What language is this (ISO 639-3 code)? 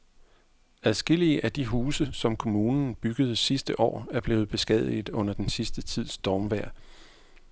dan